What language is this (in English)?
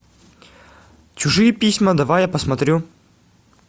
Russian